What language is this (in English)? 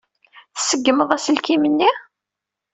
Kabyle